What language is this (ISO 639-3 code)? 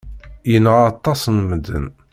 kab